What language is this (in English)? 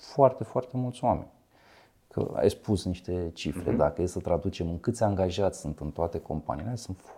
Romanian